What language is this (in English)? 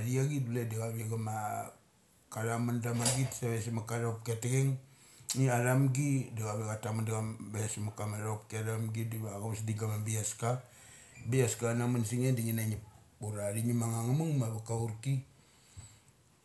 Mali